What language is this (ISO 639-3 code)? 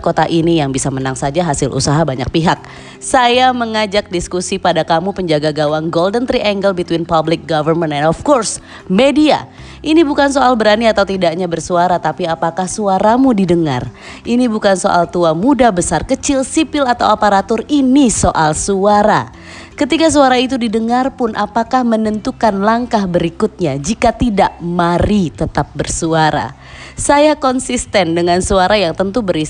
ind